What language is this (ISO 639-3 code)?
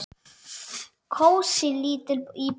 isl